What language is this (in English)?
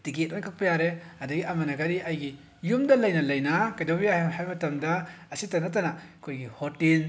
Manipuri